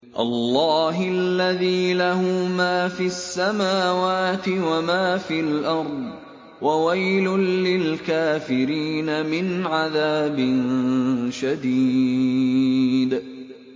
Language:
Arabic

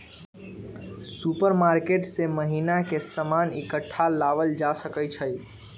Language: Magahi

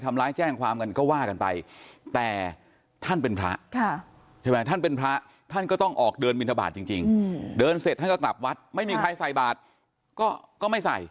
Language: Thai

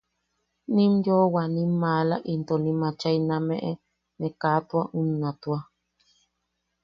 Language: Yaqui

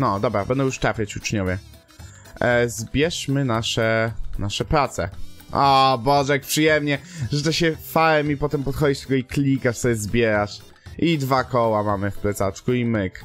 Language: Polish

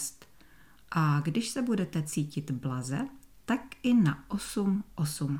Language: Czech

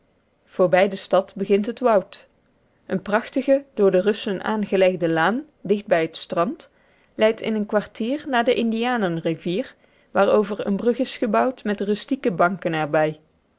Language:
Dutch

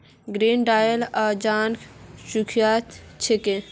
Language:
Magahi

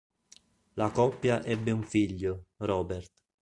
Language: Italian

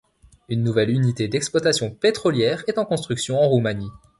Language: French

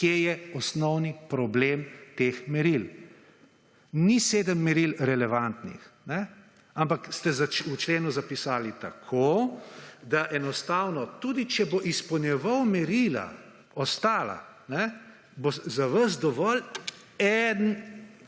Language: Slovenian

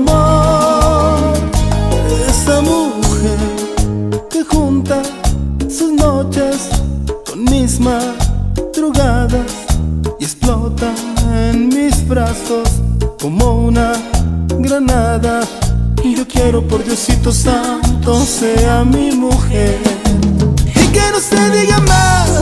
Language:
Spanish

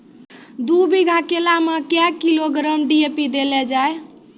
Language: Maithili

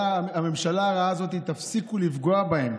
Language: Hebrew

